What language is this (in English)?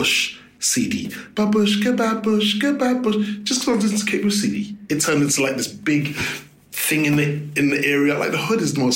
English